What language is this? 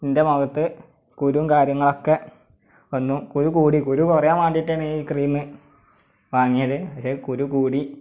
Malayalam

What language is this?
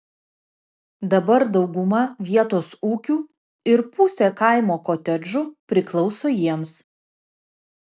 Lithuanian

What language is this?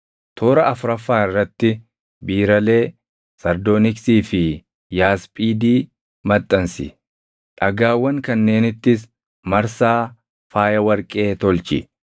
Oromo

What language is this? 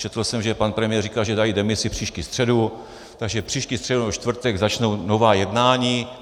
Czech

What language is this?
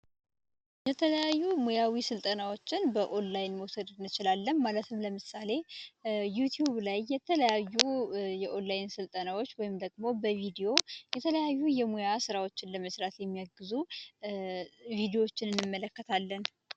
Amharic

